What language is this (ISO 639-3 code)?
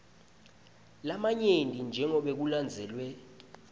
ssw